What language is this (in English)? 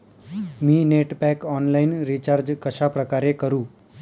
Marathi